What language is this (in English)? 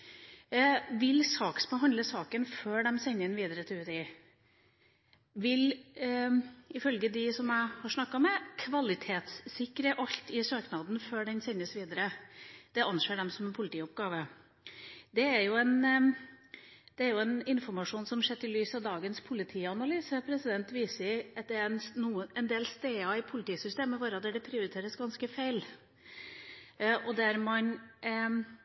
Norwegian Bokmål